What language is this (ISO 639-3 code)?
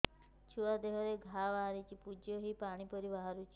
ori